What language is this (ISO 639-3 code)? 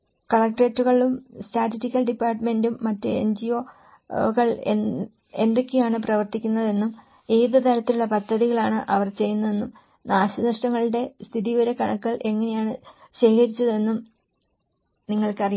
mal